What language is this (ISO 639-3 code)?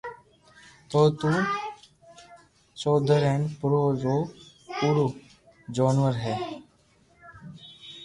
lrk